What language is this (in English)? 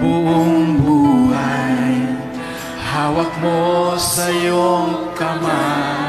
Filipino